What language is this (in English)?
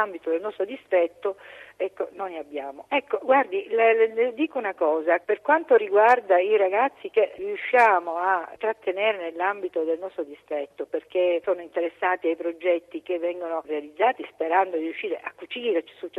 Italian